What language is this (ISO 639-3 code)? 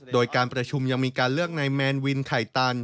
tha